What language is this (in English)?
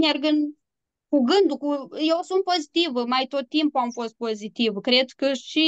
Romanian